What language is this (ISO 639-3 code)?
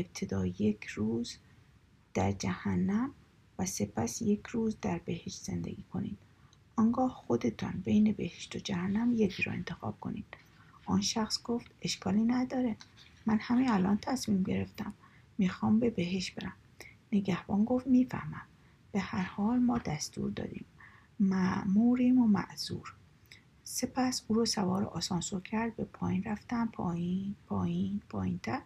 fas